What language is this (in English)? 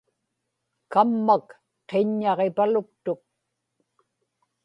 Inupiaq